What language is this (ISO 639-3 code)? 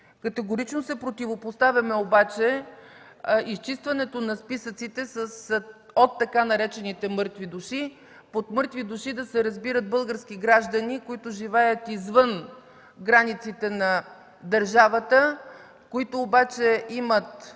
bul